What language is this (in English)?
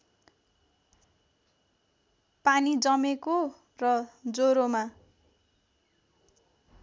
Nepali